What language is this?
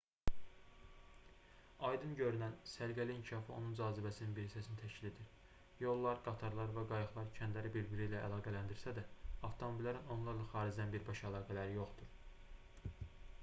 Azerbaijani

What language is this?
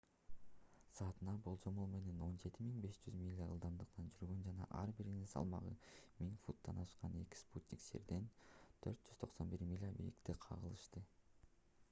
Kyrgyz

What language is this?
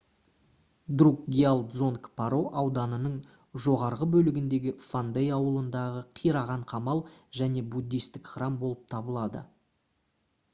Kazakh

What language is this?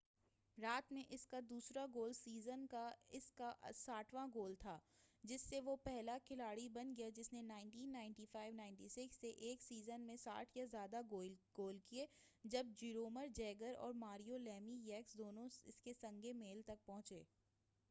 Urdu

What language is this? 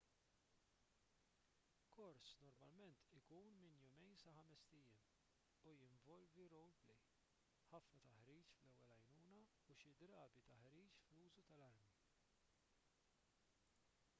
Maltese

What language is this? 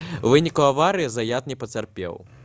Belarusian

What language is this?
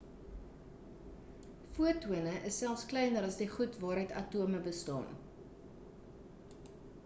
Afrikaans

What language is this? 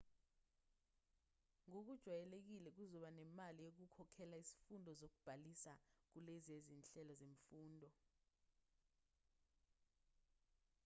Zulu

